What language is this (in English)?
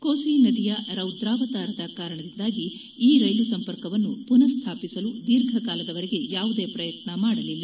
Kannada